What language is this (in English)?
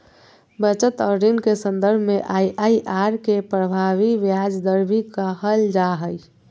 Magahi